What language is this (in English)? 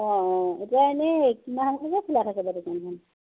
Assamese